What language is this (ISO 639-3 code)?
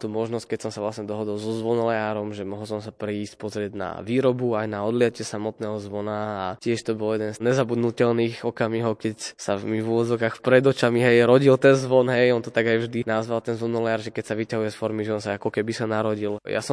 slk